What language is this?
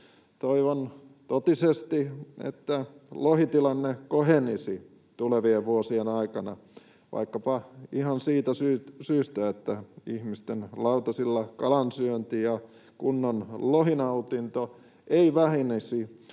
Finnish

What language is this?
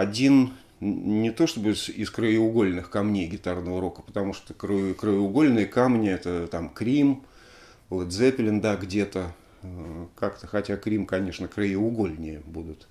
Russian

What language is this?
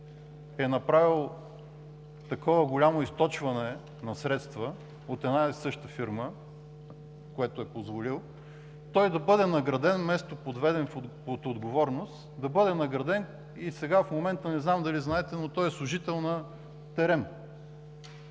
Bulgarian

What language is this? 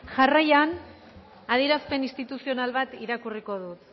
Basque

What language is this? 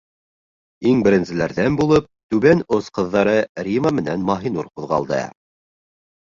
Bashkir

